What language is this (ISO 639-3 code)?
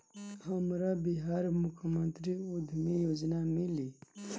bho